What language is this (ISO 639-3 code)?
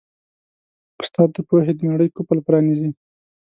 pus